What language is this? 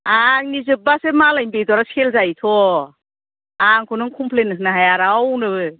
Bodo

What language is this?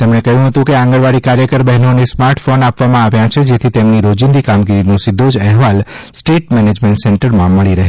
Gujarati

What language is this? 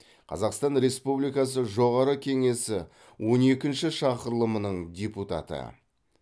Kazakh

